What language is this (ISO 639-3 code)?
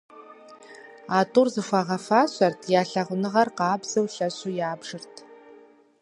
kbd